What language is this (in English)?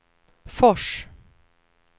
Swedish